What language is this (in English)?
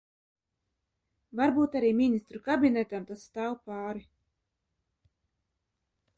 Latvian